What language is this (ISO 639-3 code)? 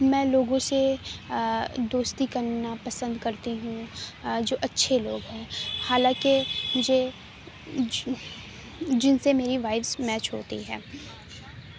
urd